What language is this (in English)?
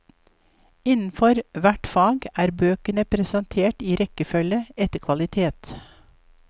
Norwegian